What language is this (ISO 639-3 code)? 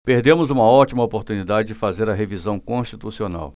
por